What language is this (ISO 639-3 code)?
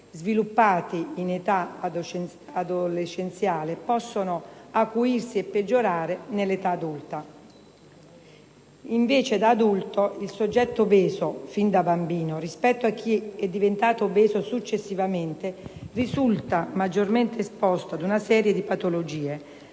ita